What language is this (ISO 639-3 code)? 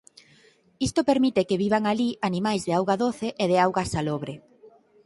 glg